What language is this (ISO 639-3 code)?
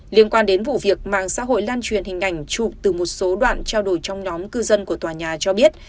vie